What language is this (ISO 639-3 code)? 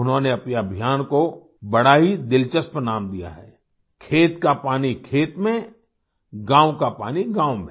hin